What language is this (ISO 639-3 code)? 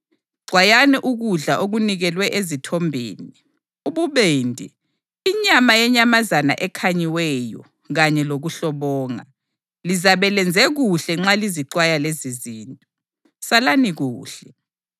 nde